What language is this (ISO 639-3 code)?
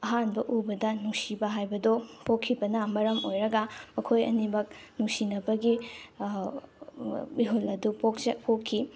mni